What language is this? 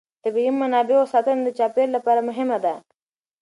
Pashto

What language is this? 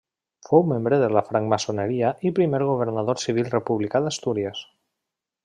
Catalan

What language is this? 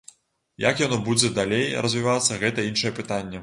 Belarusian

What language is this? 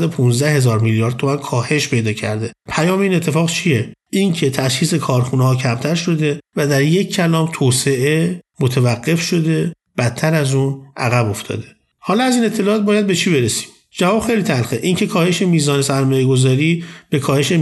Persian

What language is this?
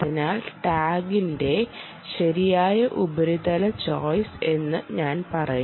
Malayalam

